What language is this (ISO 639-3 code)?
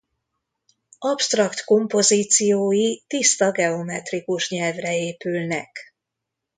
hun